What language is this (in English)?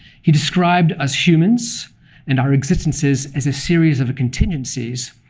English